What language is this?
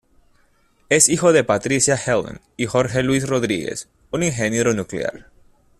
Spanish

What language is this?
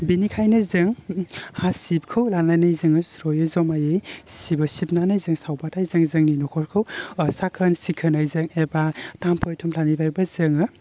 Bodo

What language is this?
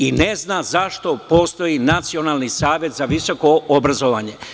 Serbian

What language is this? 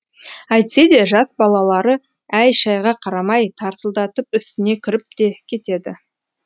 Kazakh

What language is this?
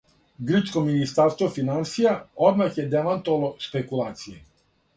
Serbian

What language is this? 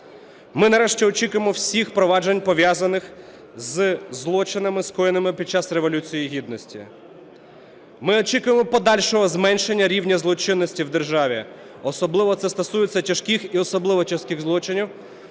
Ukrainian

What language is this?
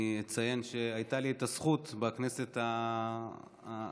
Hebrew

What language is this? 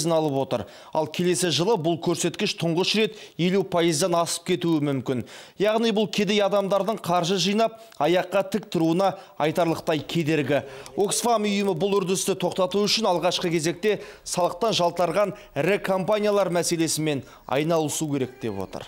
Turkish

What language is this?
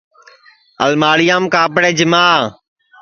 Sansi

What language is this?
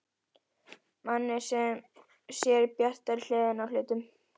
Icelandic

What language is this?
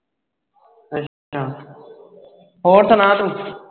Punjabi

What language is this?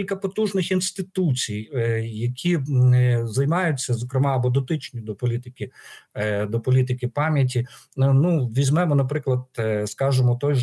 Ukrainian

